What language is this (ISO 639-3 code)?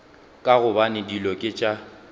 nso